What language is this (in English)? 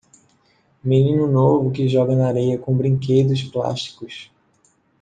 Portuguese